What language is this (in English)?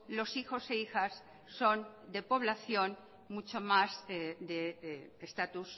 Spanish